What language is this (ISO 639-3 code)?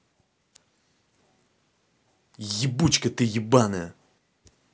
rus